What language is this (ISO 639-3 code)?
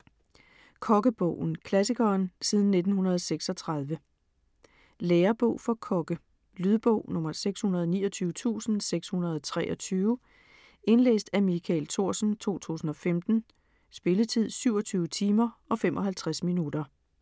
dan